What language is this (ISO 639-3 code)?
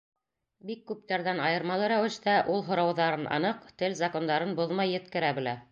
bak